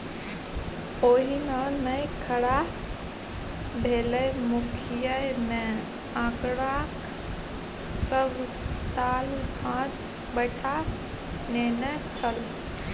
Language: Maithili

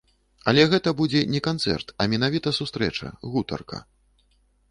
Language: Belarusian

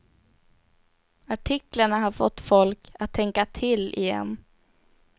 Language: Swedish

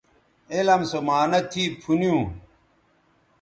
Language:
Bateri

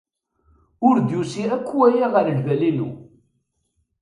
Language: Kabyle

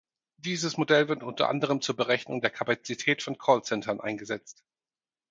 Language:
German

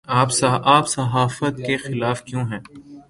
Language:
Urdu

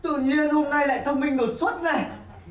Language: Vietnamese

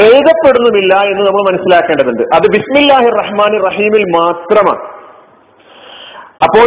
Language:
Malayalam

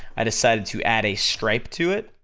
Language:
English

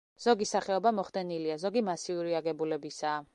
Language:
Georgian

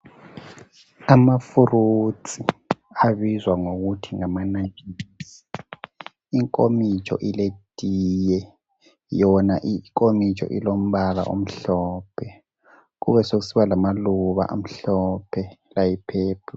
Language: North Ndebele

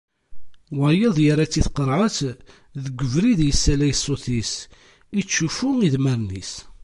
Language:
Kabyle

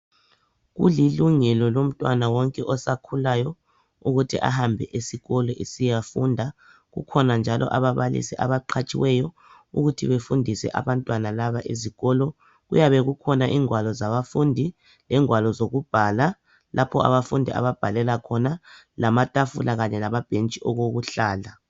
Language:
North Ndebele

